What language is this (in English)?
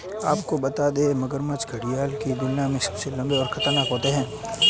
Hindi